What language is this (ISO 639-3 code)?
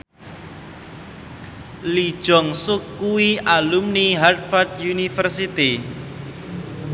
jav